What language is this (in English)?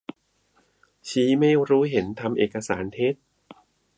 Thai